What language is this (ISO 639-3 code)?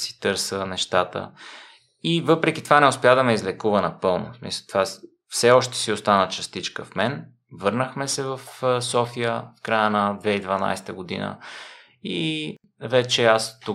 bul